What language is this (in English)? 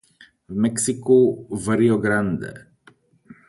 Czech